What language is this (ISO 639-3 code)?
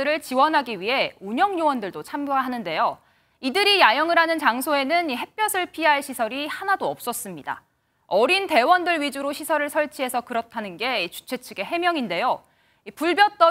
kor